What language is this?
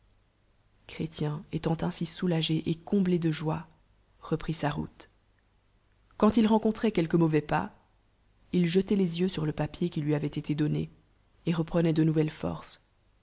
French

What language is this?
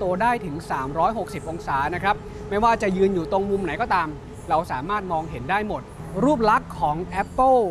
Thai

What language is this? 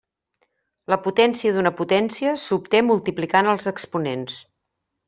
Catalan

